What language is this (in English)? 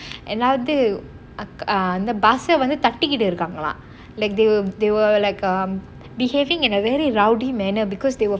English